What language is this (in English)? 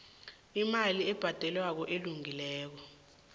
South Ndebele